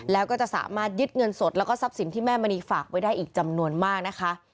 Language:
Thai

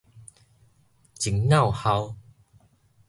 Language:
Min Nan Chinese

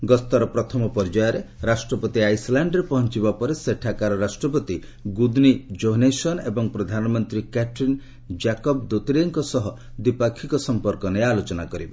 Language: Odia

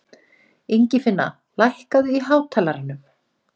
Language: Icelandic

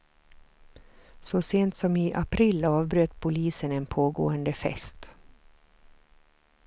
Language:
Swedish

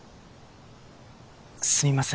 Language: Japanese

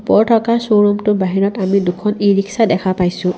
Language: Assamese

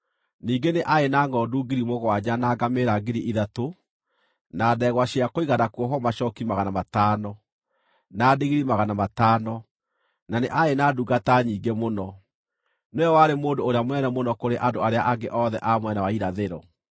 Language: Kikuyu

